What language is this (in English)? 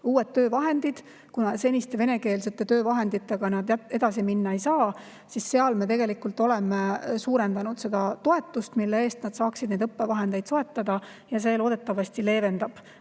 Estonian